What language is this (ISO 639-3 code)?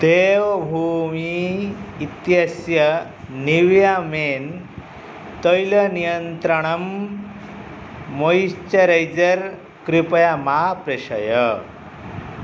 san